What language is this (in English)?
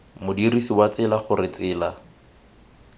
Tswana